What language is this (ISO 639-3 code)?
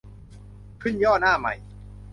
tha